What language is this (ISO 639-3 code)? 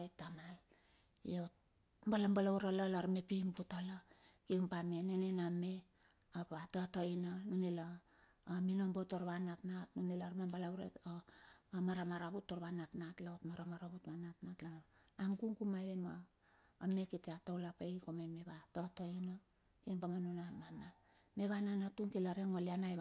bxf